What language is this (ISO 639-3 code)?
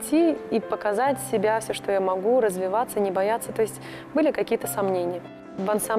rus